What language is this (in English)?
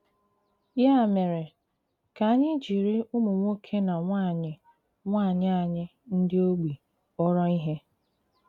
Igbo